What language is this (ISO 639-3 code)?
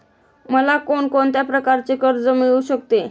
mar